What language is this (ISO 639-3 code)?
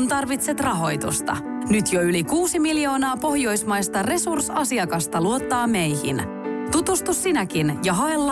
fin